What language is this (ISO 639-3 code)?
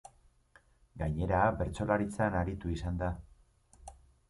eus